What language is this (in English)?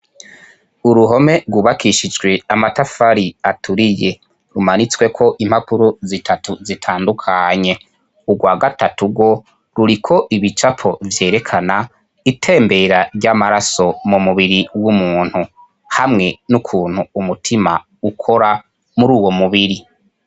Rundi